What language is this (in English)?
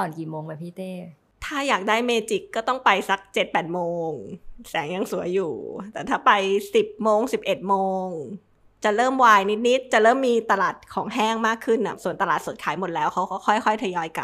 Thai